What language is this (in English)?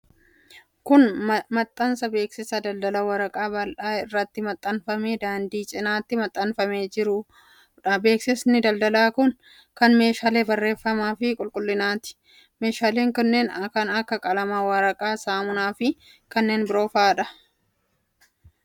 Oromo